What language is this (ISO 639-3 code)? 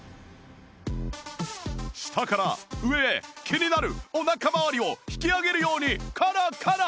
jpn